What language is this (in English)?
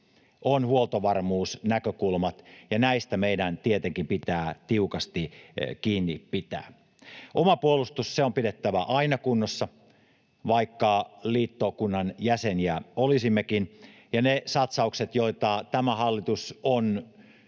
Finnish